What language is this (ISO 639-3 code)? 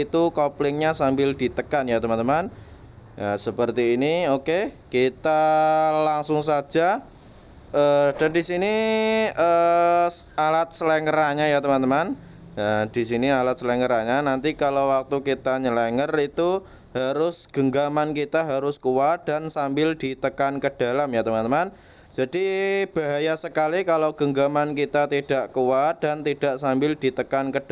ind